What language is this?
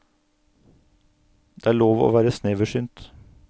Norwegian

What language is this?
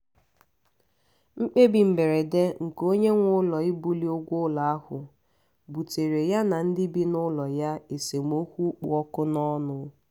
Igbo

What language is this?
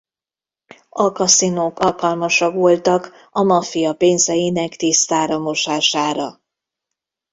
Hungarian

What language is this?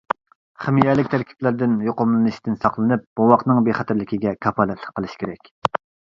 Uyghur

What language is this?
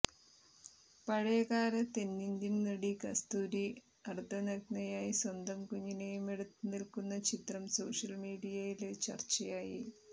Malayalam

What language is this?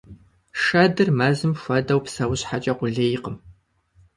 Kabardian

